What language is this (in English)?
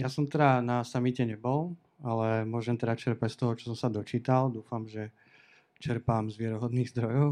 Slovak